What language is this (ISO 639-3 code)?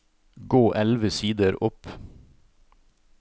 nor